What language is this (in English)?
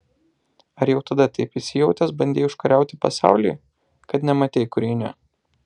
Lithuanian